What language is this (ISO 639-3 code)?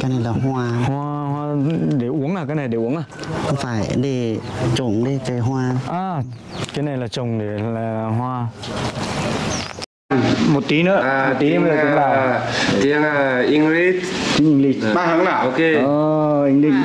vie